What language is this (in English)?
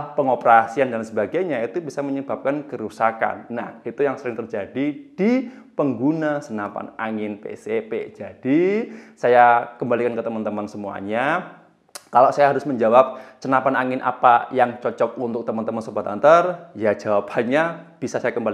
Indonesian